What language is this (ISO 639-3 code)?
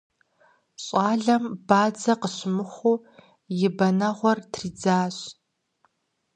kbd